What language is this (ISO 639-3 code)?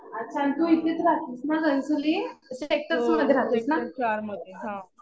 mar